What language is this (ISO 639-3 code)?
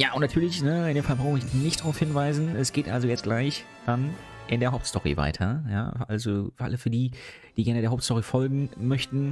deu